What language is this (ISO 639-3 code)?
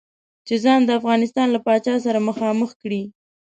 pus